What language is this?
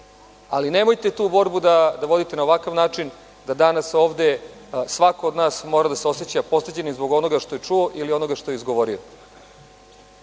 Serbian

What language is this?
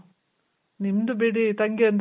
Kannada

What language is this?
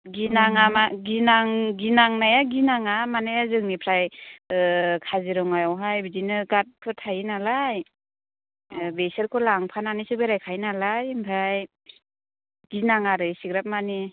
Bodo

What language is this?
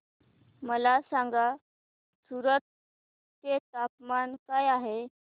Marathi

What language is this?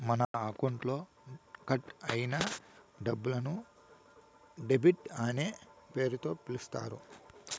Telugu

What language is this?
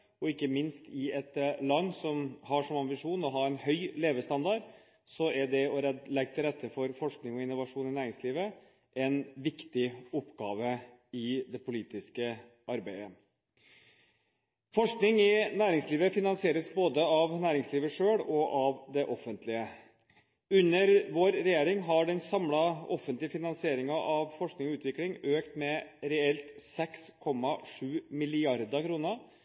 Norwegian Bokmål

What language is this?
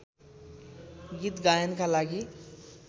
Nepali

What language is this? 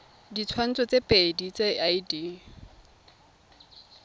Tswana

